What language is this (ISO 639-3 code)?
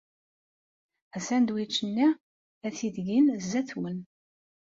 kab